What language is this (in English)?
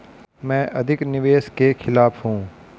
Hindi